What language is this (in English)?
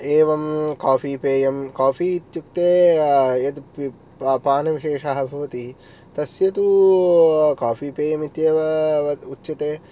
Sanskrit